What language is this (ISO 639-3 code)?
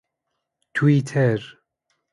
fas